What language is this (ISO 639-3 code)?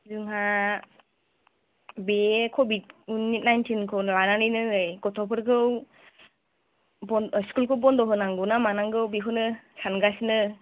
brx